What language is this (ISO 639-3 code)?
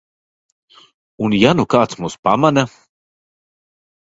lav